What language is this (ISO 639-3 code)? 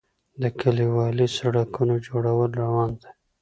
pus